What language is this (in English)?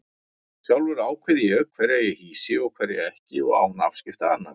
Icelandic